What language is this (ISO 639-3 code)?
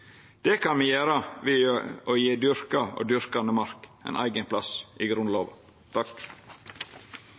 nno